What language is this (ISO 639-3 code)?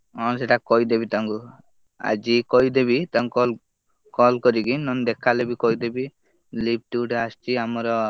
ori